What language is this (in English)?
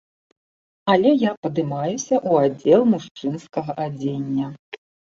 Belarusian